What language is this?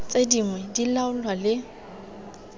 Tswana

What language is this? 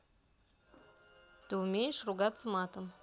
Russian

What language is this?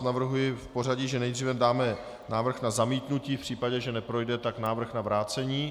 Czech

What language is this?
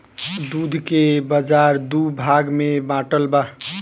Bhojpuri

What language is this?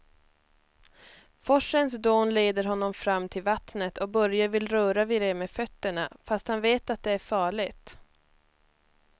Swedish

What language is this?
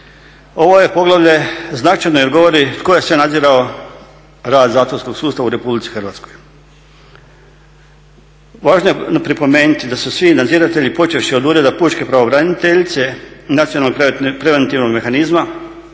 Croatian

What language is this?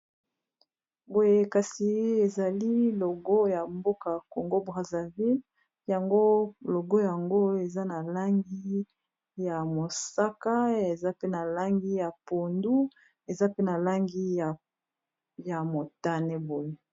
Lingala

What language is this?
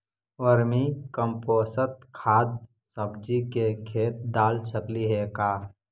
Magahi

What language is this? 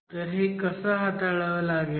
Marathi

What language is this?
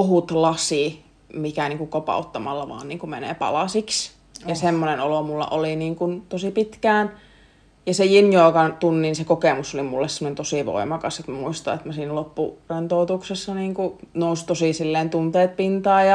Finnish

